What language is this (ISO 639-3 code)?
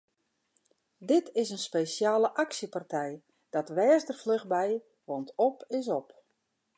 fry